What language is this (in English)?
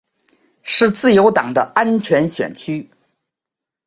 Chinese